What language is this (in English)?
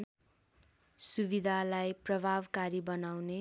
Nepali